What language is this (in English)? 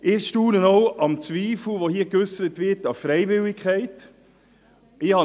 Swiss German